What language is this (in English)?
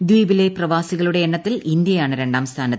Malayalam